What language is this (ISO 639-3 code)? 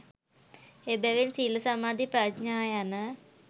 sin